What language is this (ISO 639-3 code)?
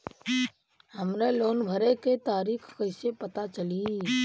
bho